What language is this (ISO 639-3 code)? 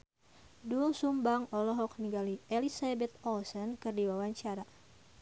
sun